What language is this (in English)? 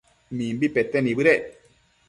Matsés